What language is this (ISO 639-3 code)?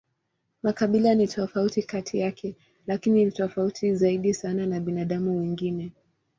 swa